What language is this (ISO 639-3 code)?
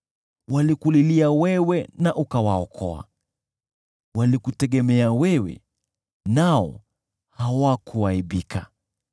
swa